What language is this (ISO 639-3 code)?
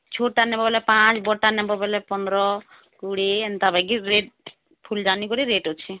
ori